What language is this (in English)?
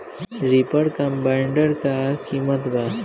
Bhojpuri